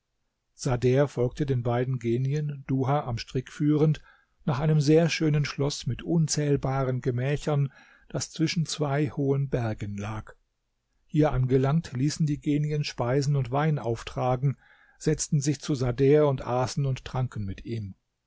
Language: German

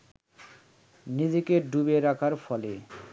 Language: Bangla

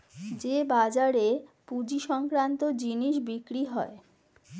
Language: Bangla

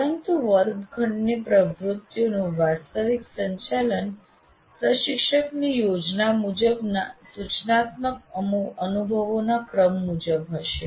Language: Gujarati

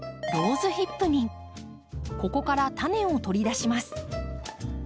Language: Japanese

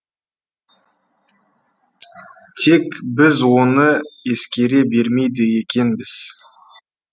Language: Kazakh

